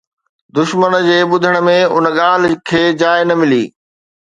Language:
Sindhi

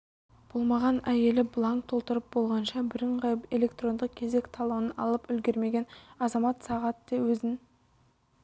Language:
Kazakh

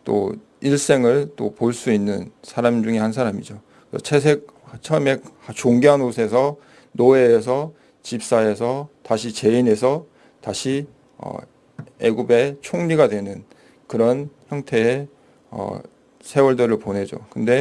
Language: Korean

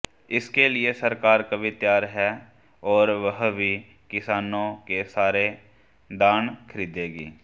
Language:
Hindi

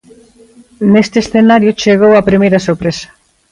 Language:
Galician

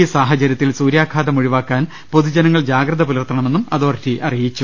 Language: Malayalam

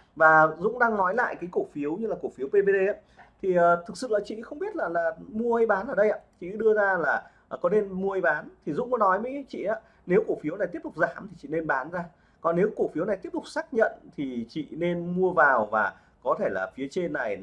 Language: Vietnamese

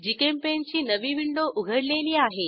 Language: Marathi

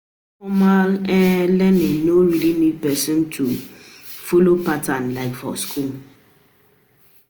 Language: Nigerian Pidgin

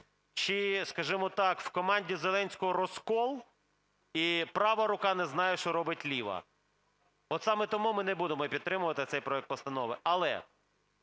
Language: Ukrainian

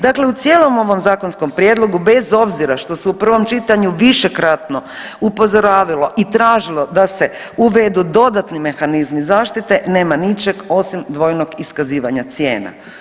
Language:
Croatian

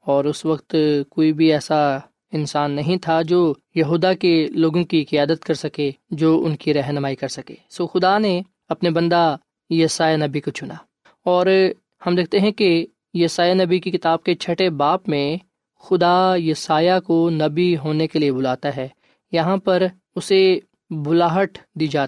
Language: Urdu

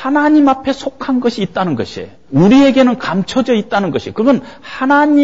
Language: Korean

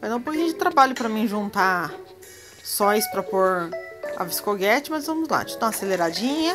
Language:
Portuguese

